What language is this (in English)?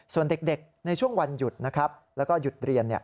Thai